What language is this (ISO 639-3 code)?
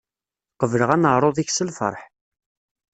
kab